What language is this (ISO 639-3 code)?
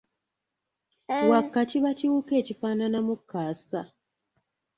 lug